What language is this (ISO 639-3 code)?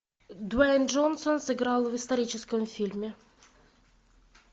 rus